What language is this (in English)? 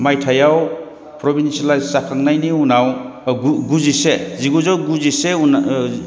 Bodo